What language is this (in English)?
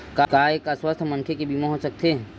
Chhattisgarhi